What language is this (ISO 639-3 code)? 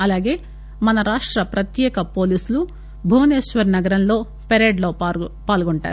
tel